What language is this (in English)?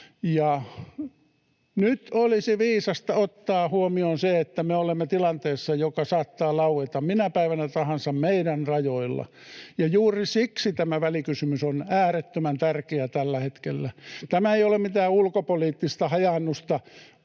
Finnish